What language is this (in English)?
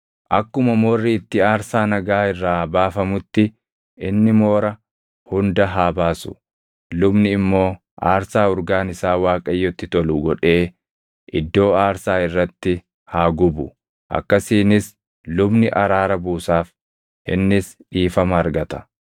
Oromo